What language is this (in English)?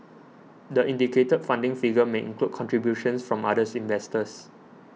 English